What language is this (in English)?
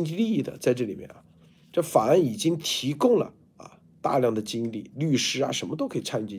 Chinese